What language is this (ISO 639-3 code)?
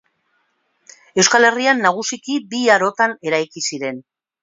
eus